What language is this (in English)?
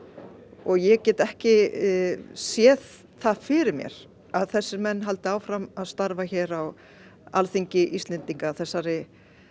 Icelandic